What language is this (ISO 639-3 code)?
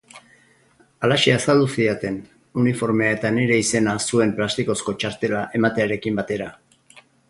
eus